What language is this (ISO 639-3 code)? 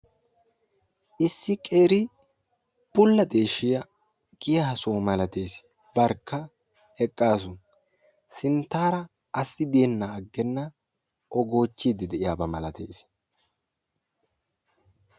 wal